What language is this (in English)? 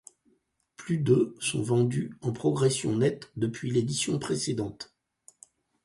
French